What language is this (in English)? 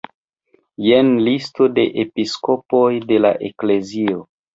Esperanto